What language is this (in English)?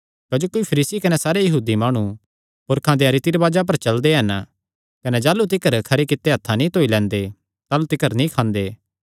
Kangri